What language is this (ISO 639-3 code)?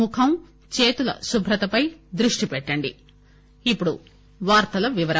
tel